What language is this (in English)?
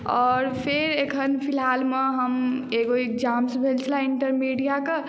Maithili